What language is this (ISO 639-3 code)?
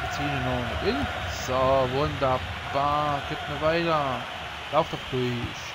deu